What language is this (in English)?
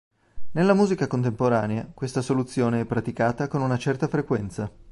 Italian